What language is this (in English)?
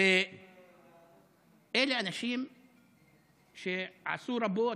Hebrew